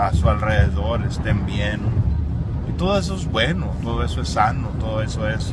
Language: Spanish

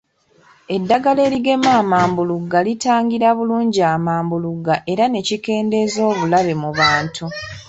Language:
Ganda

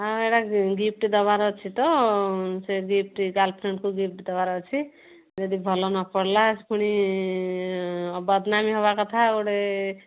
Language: Odia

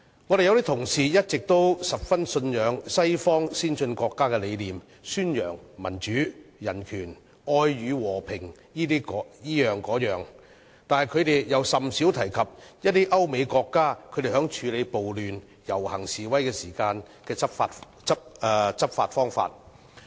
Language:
Cantonese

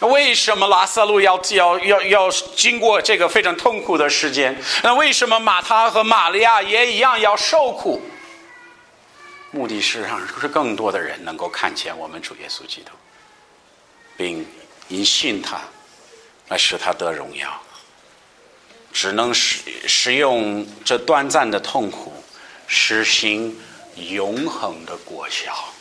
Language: Chinese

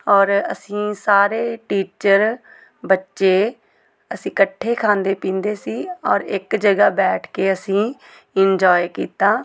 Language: Punjabi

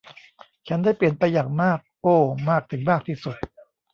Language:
Thai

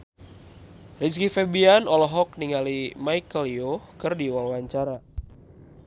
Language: Sundanese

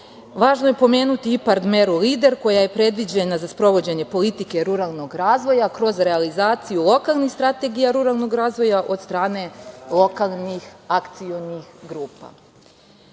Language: Serbian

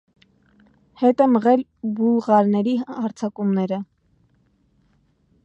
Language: Armenian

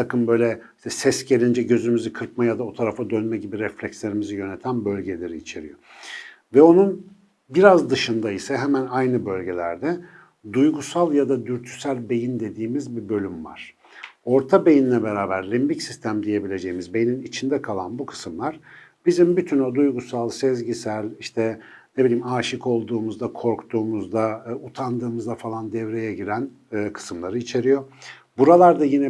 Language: Turkish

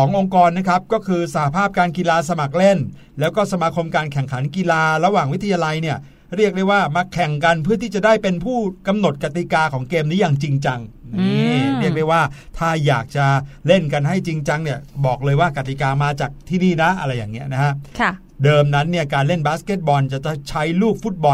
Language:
Thai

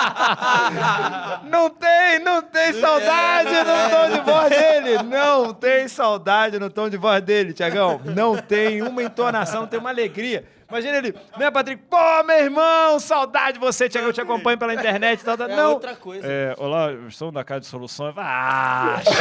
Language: Portuguese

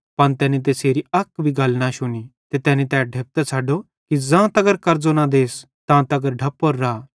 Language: Bhadrawahi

